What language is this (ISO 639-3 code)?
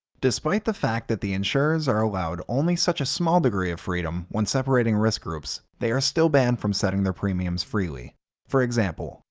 eng